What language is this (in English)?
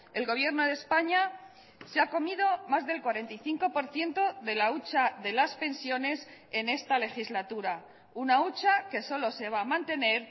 Spanish